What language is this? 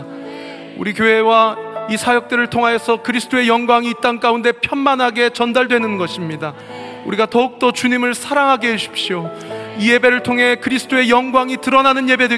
Korean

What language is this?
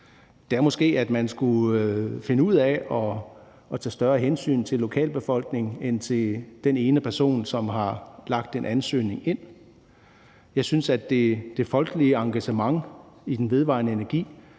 Danish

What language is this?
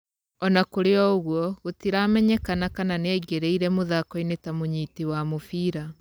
Kikuyu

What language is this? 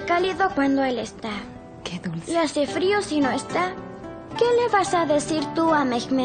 Spanish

